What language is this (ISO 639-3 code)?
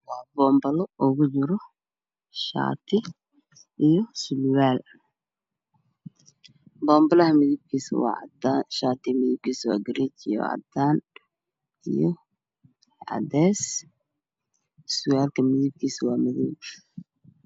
som